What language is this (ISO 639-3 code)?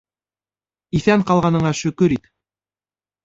bak